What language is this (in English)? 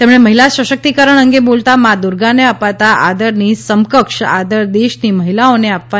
Gujarati